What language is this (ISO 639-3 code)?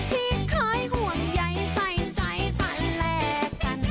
tha